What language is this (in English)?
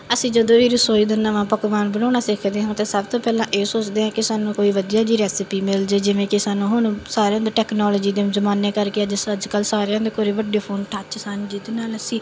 Punjabi